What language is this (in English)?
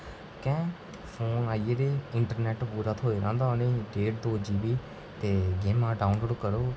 Dogri